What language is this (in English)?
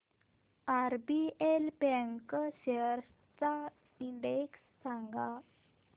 Marathi